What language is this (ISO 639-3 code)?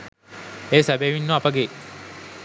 sin